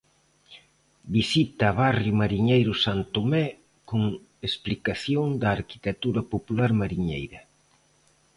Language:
Galician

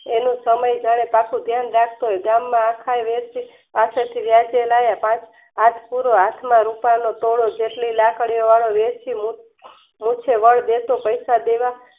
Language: Gujarati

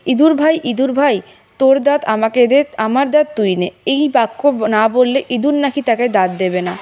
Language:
Bangla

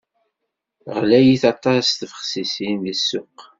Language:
Kabyle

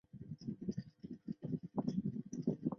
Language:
Chinese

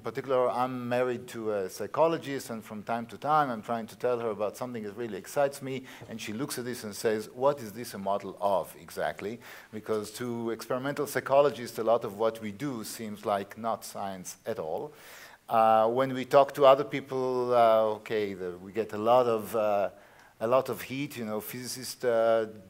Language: English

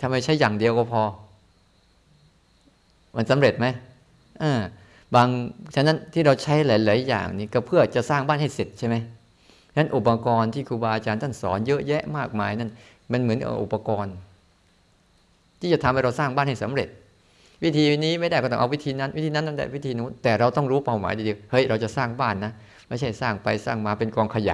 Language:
Thai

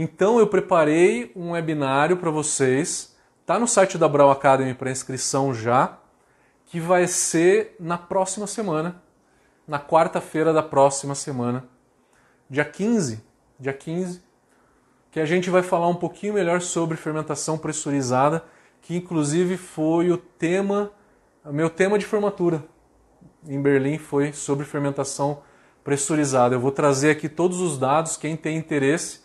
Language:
Portuguese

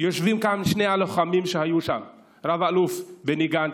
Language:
Hebrew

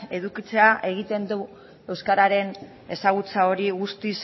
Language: Basque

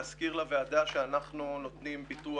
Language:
Hebrew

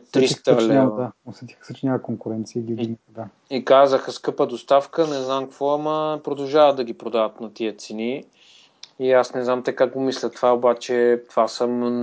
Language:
Bulgarian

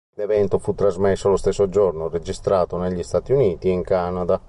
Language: Italian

